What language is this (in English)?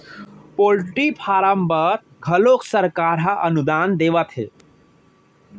Chhattisgarhi